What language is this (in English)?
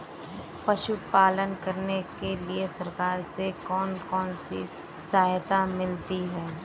Hindi